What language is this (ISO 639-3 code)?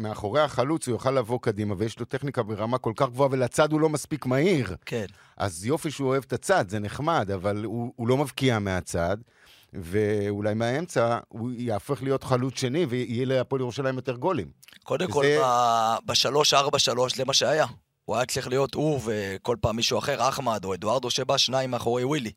heb